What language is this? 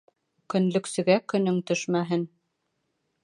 Bashkir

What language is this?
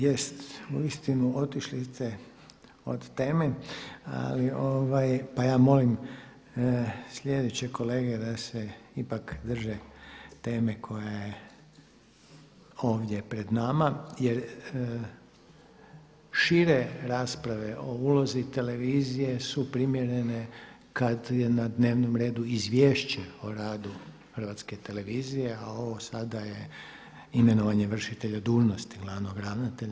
Croatian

